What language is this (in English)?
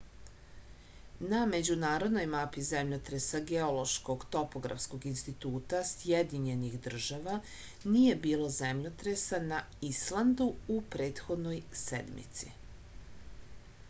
Serbian